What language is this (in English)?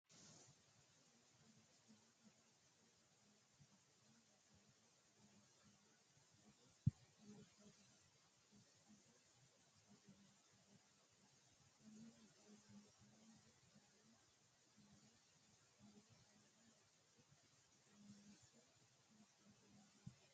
Sidamo